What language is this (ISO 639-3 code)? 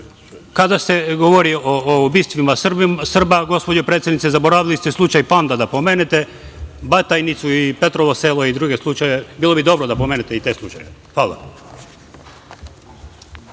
srp